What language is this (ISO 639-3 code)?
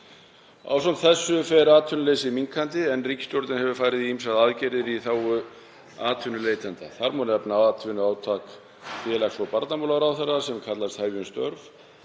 isl